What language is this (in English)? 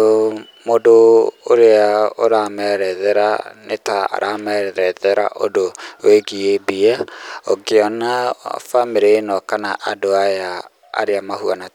Kikuyu